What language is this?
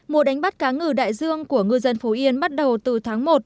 Vietnamese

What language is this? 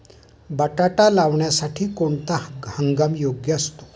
Marathi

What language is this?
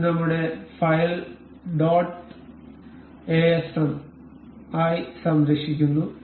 Malayalam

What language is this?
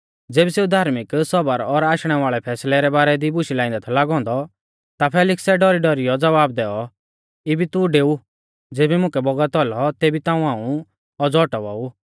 Mahasu Pahari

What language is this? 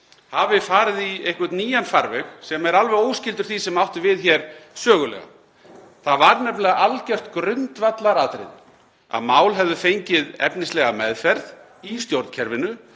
Icelandic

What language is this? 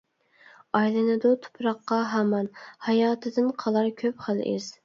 Uyghur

